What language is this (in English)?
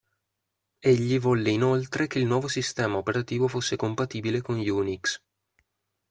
Italian